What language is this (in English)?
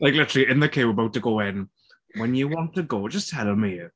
English